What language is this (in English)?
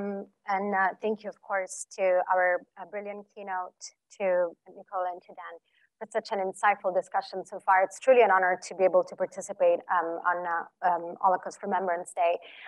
English